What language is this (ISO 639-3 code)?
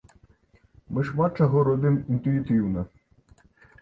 bel